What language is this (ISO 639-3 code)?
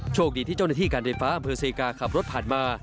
tha